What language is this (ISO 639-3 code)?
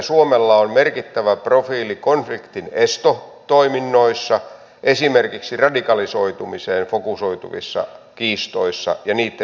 fin